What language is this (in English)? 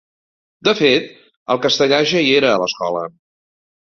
Catalan